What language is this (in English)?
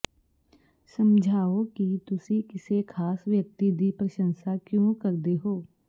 Punjabi